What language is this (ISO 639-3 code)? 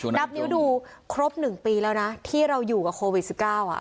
tha